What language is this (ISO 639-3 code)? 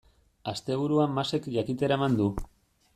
eus